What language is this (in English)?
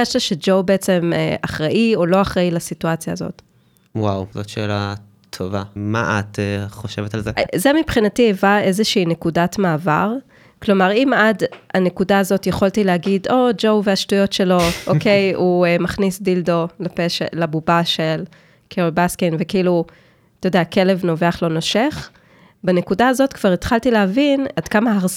Hebrew